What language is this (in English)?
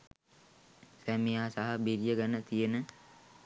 Sinhala